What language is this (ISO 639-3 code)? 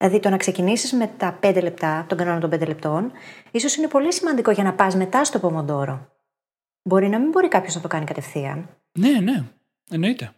ell